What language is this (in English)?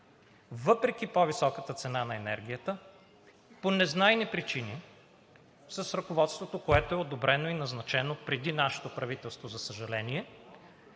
Bulgarian